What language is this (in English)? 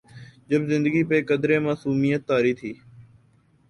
Urdu